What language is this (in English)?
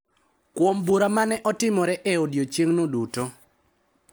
Luo (Kenya and Tanzania)